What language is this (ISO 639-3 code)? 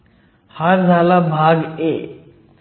mar